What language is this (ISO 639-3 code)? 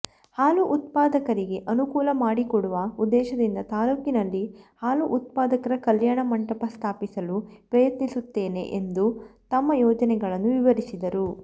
kan